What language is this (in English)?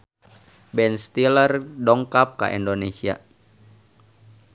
Sundanese